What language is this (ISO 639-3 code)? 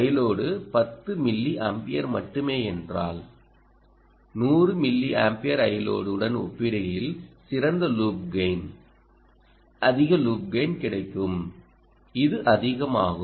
tam